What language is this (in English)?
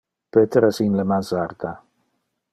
Interlingua